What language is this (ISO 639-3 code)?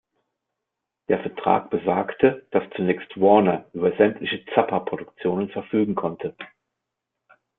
deu